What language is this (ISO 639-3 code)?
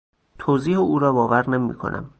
fas